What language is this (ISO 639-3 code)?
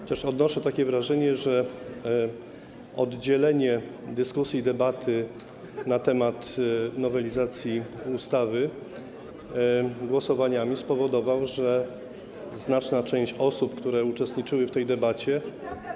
pol